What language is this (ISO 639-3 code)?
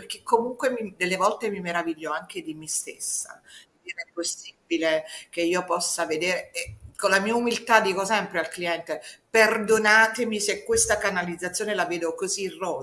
ita